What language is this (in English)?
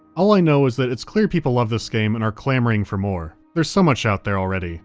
English